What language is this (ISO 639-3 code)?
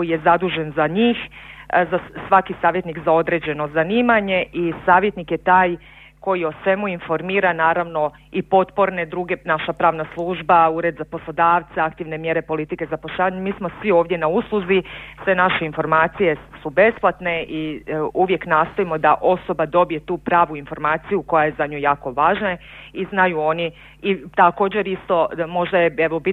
hrv